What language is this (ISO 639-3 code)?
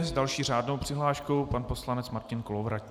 ces